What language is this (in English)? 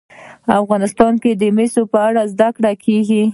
Pashto